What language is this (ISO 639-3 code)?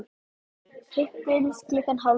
isl